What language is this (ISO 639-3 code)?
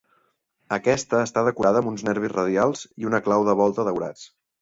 cat